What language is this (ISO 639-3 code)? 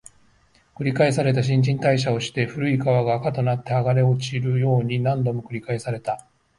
jpn